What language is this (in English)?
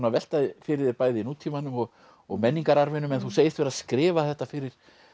Icelandic